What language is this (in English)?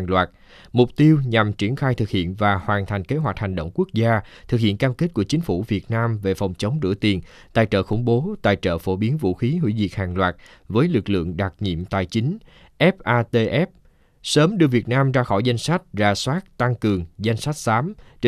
Vietnamese